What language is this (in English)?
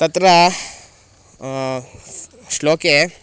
Sanskrit